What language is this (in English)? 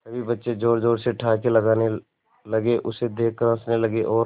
Hindi